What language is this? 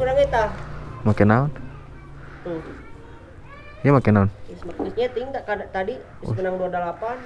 Indonesian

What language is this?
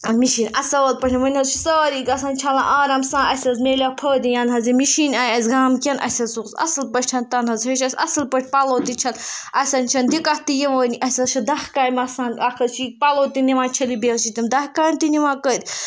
Kashmiri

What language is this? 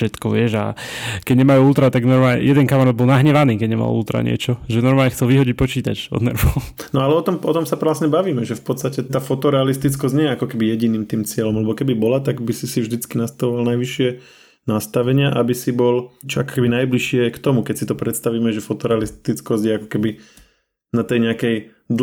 Slovak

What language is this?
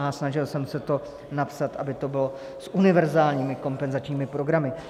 Czech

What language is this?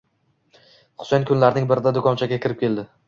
Uzbek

